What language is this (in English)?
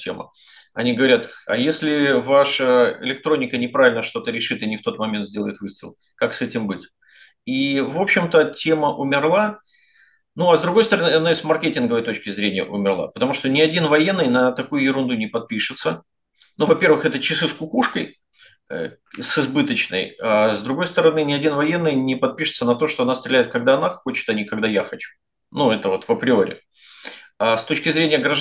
Russian